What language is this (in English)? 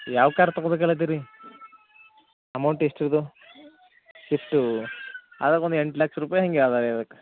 Kannada